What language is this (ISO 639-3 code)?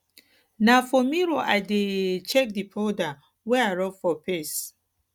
pcm